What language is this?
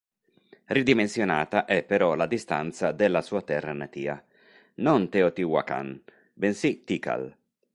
Italian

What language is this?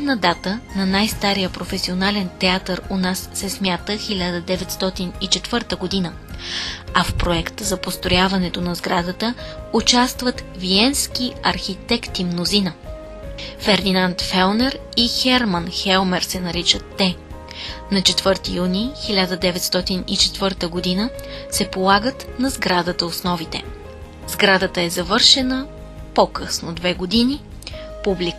Bulgarian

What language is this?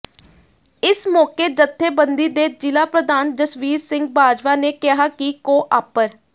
Punjabi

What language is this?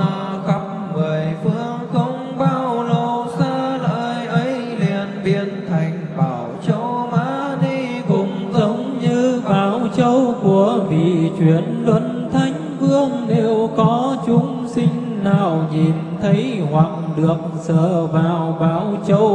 Vietnamese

